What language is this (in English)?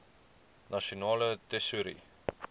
Afrikaans